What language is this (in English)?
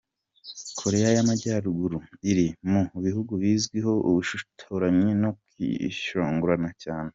Kinyarwanda